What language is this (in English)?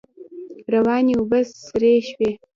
Pashto